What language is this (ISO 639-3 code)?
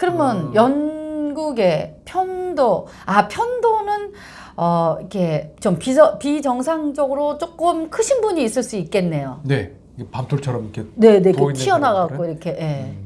kor